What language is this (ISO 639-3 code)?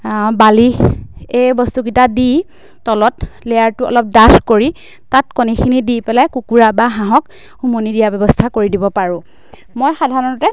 asm